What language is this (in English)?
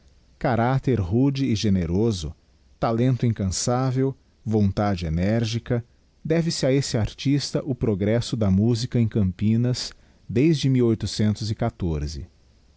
Portuguese